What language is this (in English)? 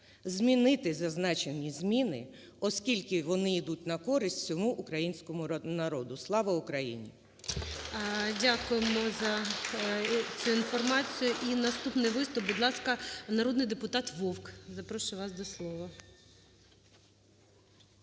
Ukrainian